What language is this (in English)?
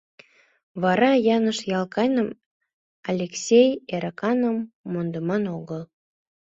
Mari